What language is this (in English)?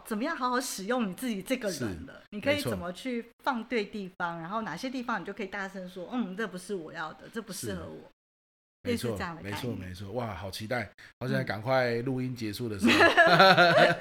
Chinese